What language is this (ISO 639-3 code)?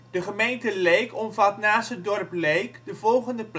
nld